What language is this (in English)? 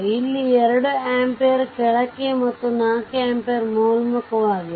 Kannada